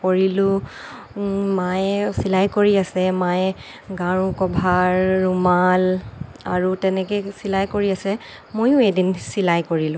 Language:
Assamese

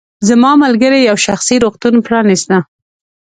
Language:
Pashto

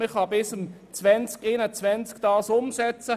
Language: Swiss German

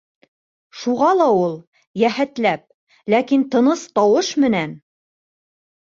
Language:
Bashkir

